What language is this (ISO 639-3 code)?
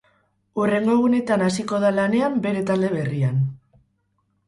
eus